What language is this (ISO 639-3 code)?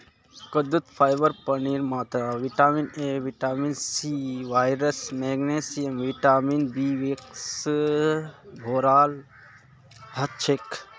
mag